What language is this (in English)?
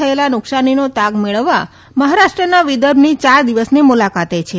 Gujarati